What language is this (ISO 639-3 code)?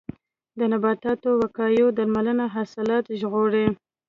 pus